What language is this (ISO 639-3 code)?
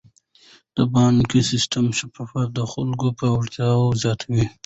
pus